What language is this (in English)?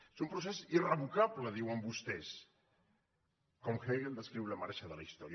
Catalan